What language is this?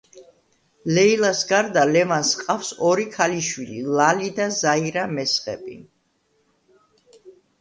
Georgian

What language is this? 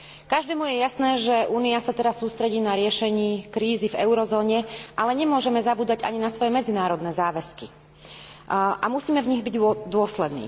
Slovak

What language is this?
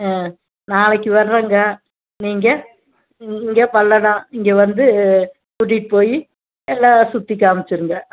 Tamil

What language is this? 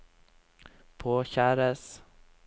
Norwegian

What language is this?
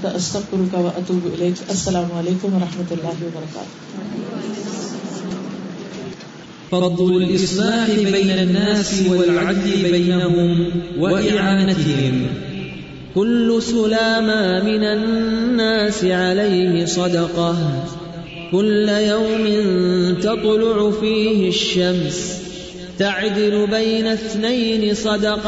Urdu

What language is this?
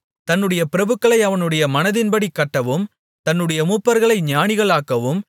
Tamil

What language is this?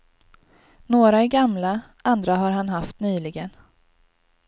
Swedish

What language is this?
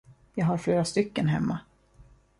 Swedish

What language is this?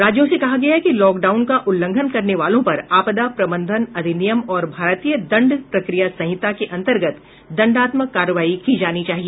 Hindi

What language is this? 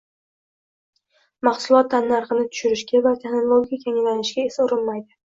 Uzbek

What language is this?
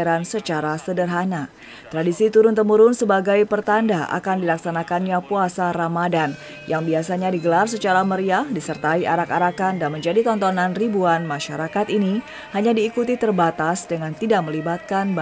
Indonesian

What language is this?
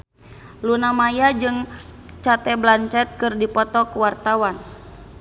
Sundanese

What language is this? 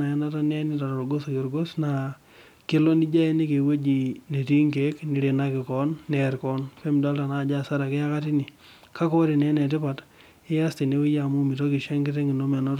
Masai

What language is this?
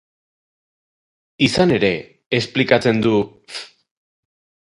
Basque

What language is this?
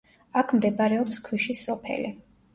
Georgian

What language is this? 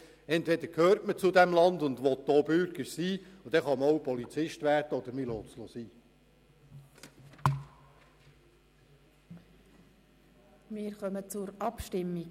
Swiss German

